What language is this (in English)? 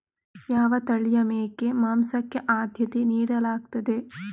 Kannada